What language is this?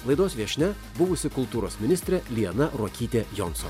Lithuanian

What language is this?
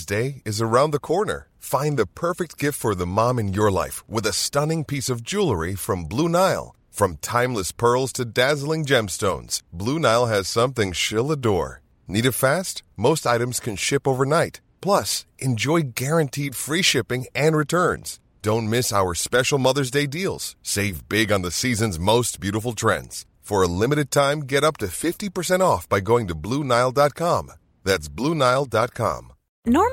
Swedish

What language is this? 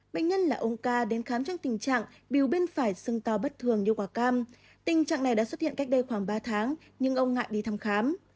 Vietnamese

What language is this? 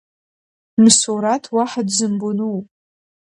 Abkhazian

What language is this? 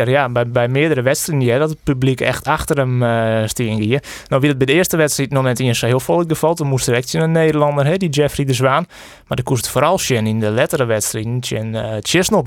Dutch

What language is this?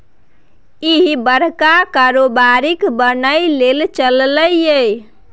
Maithili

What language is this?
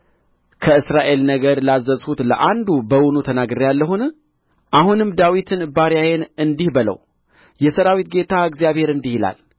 Amharic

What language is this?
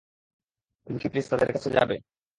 Bangla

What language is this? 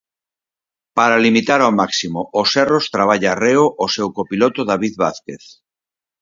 Galician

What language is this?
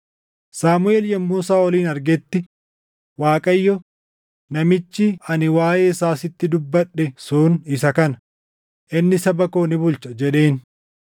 Oromo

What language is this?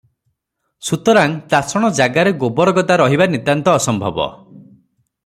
Odia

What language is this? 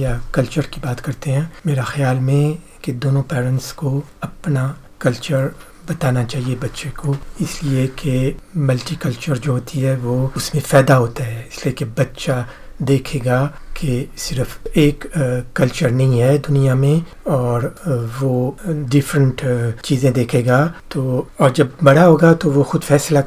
Hindi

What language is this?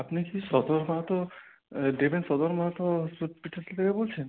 Bangla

